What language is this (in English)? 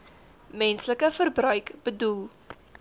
Afrikaans